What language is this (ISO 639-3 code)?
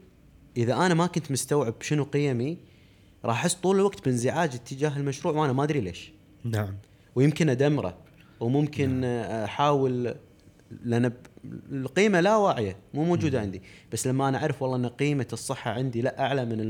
ara